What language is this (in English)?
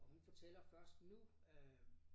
Danish